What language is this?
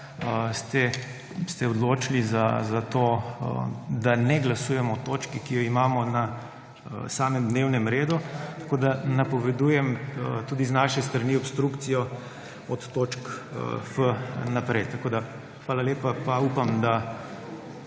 Slovenian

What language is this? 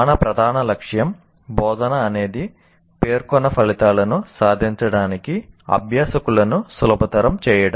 Telugu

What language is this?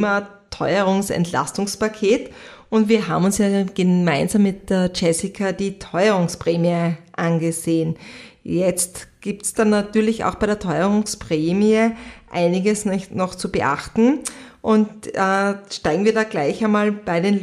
German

